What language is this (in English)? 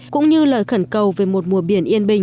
Vietnamese